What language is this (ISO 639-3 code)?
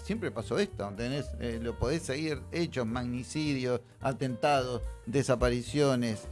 spa